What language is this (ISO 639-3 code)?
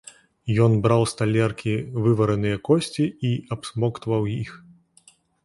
bel